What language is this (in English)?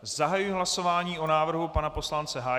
Czech